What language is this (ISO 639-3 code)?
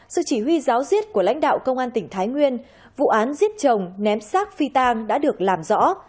vie